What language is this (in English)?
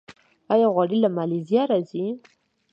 Pashto